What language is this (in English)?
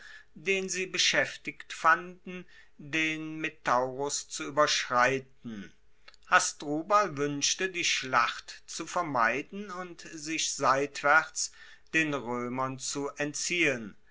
German